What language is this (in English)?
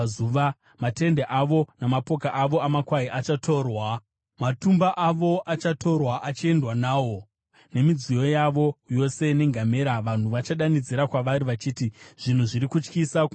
Shona